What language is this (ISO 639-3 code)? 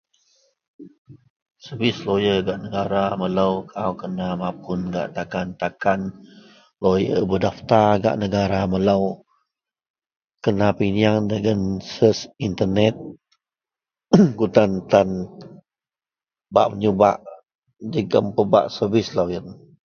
mel